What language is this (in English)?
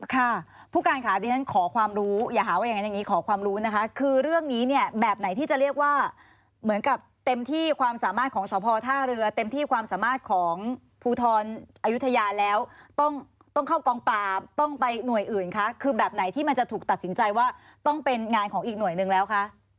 Thai